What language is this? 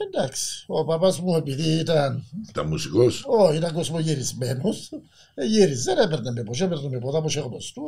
Greek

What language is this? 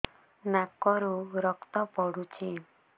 Odia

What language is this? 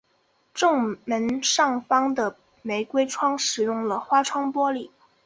Chinese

